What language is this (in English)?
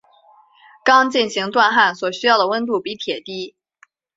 Chinese